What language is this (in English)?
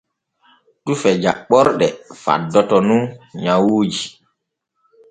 Borgu Fulfulde